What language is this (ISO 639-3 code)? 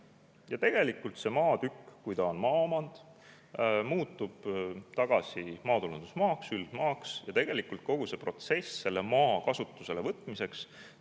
est